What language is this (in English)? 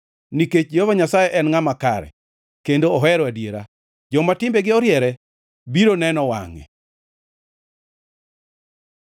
Luo (Kenya and Tanzania)